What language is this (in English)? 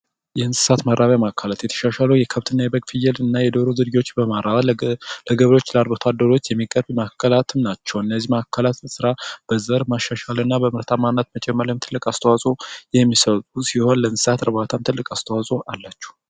Amharic